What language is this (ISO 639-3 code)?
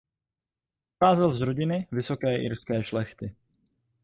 ces